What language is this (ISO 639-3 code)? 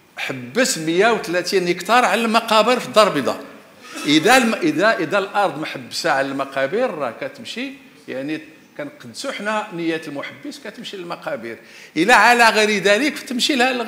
ara